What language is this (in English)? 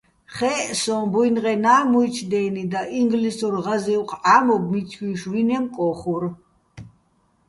Bats